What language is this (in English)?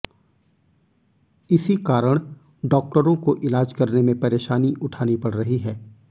Hindi